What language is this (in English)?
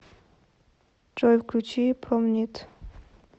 Russian